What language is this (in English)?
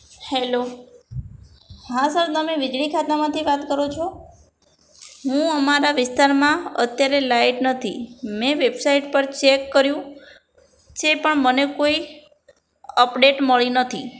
Gujarati